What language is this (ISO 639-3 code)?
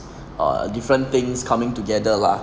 eng